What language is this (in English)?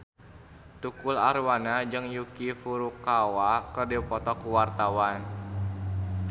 Sundanese